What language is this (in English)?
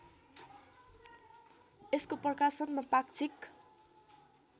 Nepali